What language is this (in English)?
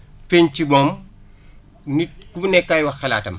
Wolof